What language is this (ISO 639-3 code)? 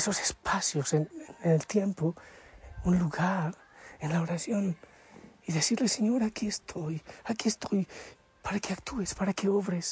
spa